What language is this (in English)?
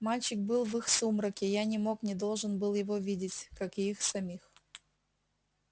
Russian